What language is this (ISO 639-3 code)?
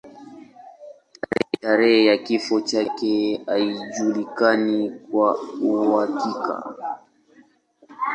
swa